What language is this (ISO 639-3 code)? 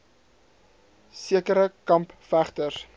afr